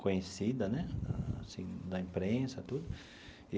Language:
Portuguese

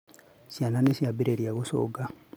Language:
Kikuyu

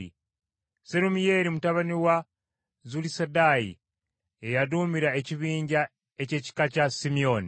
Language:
Ganda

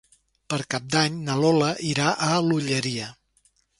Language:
Catalan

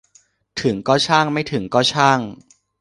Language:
Thai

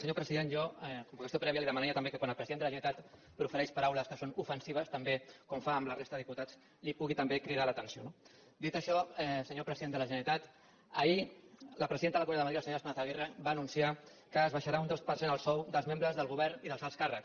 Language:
Catalan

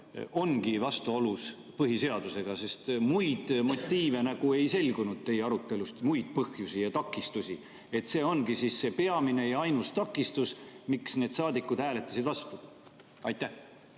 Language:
Estonian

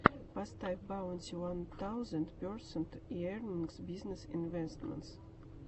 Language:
Russian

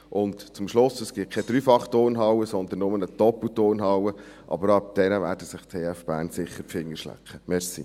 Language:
Swiss German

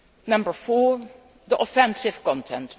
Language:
English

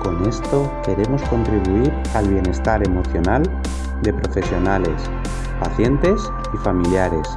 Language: Spanish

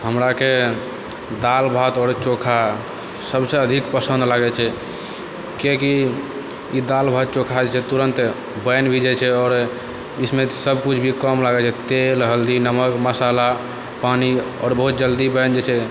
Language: Maithili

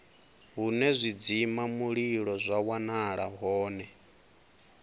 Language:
Venda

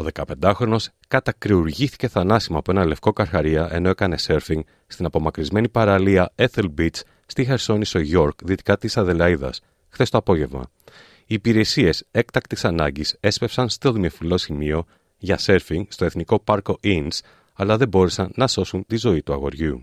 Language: Greek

